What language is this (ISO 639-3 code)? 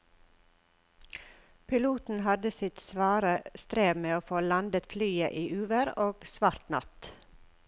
nor